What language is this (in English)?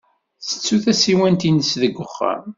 Kabyle